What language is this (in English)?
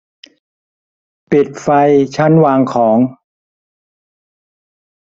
Thai